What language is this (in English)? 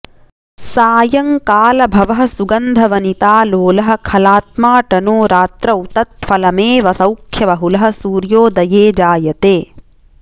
Sanskrit